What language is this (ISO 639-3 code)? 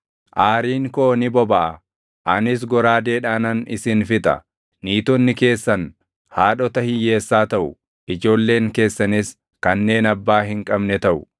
orm